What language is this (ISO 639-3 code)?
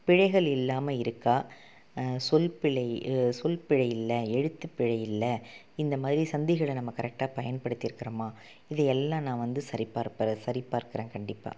tam